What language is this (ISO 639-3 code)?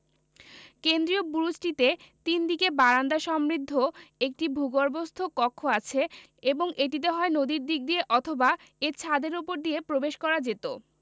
ben